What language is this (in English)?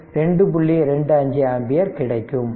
Tamil